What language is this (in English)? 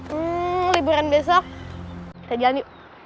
Indonesian